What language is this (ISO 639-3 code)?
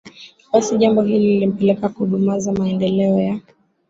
swa